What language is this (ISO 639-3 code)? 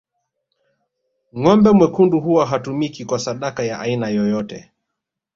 swa